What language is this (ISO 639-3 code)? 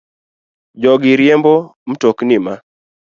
luo